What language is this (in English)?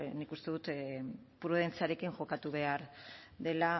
Basque